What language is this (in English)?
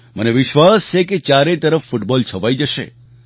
Gujarati